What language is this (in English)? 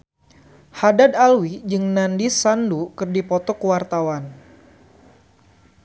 Sundanese